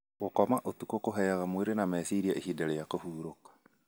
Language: Kikuyu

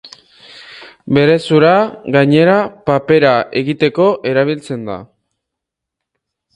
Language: Basque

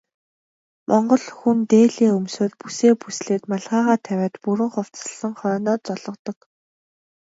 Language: Mongolian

